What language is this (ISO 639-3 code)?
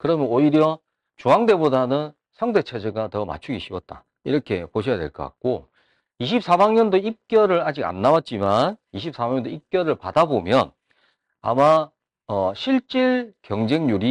kor